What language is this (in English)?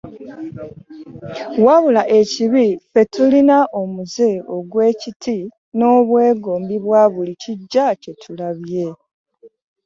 Ganda